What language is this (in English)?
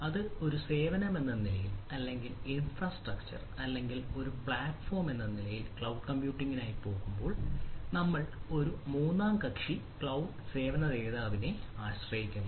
Malayalam